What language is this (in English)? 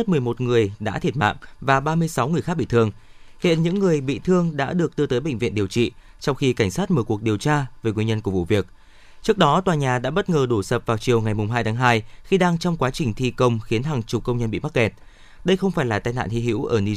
Vietnamese